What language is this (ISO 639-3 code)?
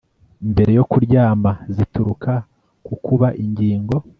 kin